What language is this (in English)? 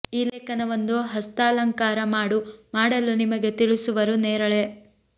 Kannada